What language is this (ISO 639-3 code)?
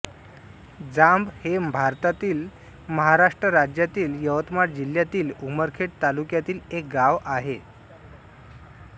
mar